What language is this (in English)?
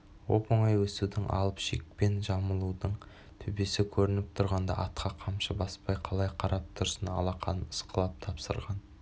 Kazakh